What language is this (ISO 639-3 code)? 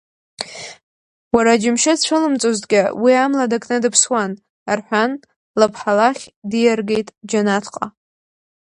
abk